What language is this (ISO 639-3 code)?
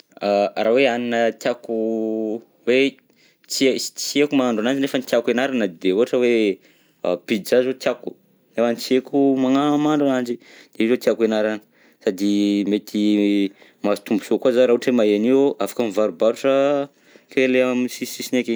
bzc